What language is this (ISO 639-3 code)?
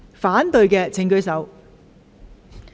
yue